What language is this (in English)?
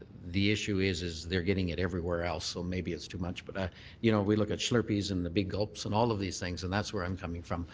English